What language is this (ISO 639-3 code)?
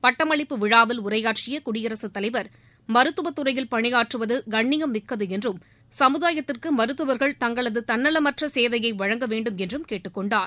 tam